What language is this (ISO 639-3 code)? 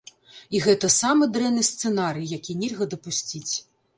bel